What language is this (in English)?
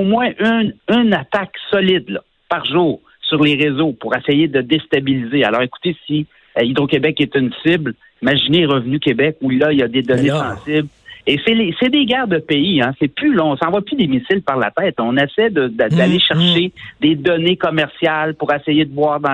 French